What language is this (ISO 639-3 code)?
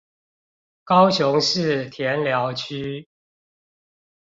zho